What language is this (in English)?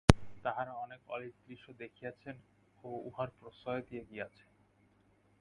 Bangla